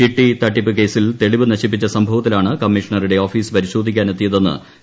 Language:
Malayalam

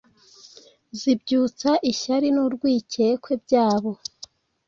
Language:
Kinyarwanda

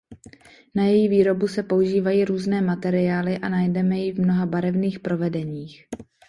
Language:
Czech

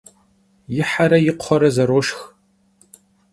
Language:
Kabardian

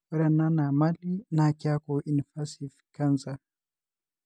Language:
Masai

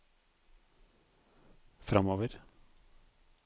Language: Norwegian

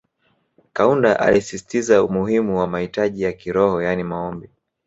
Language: Swahili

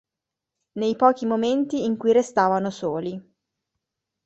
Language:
Italian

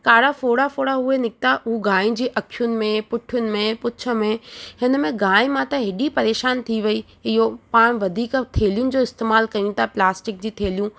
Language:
Sindhi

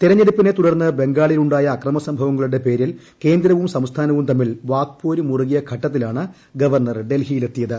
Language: Malayalam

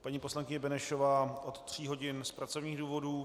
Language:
Czech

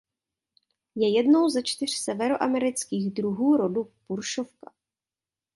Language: Czech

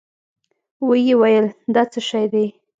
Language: Pashto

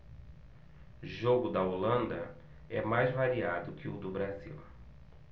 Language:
Portuguese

